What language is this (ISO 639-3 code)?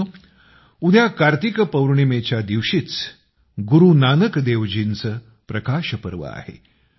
mar